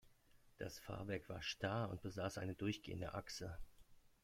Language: German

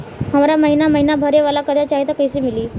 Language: Bhojpuri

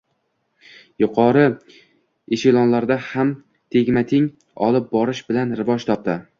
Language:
Uzbek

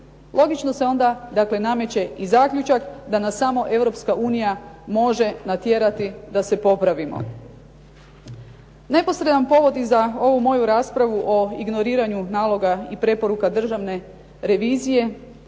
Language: Croatian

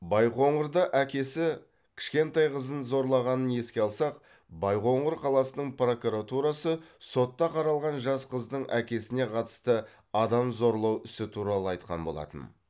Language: Kazakh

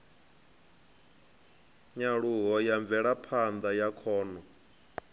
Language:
Venda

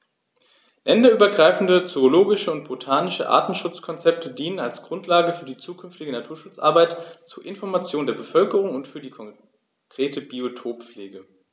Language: German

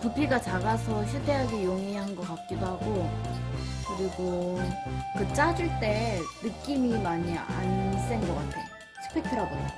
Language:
Korean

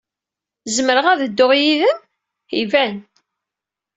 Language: Kabyle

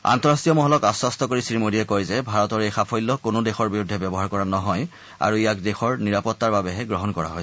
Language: Assamese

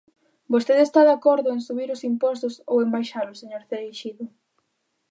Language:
Galician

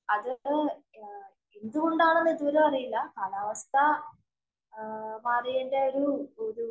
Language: Malayalam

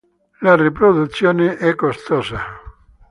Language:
Italian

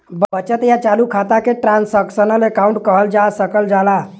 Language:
Bhojpuri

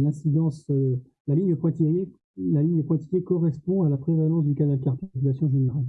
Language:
French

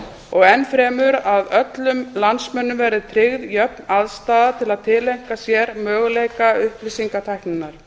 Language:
Icelandic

